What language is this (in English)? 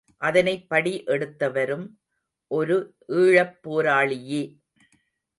Tamil